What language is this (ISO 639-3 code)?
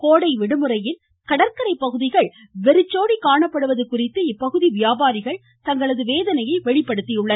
tam